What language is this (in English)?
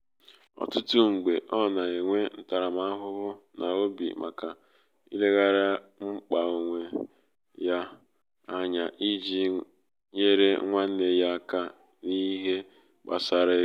Igbo